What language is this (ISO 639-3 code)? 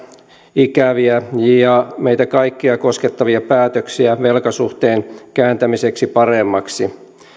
fin